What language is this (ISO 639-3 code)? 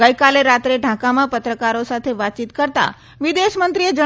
guj